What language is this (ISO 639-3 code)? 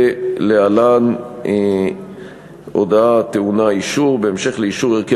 heb